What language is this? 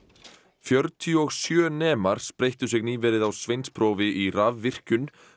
Icelandic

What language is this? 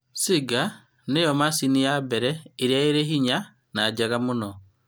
Kikuyu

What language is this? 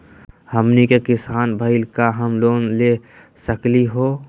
Magahi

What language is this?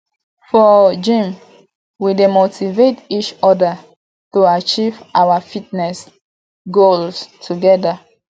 Nigerian Pidgin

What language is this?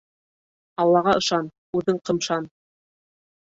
Bashkir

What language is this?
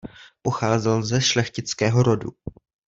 Czech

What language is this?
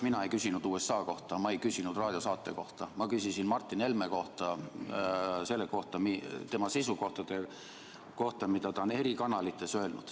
Estonian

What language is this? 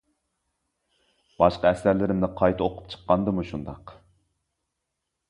Uyghur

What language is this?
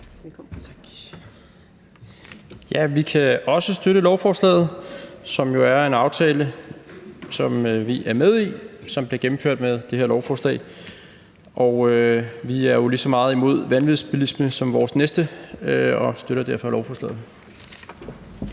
Danish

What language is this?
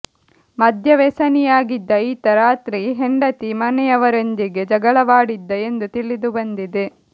Kannada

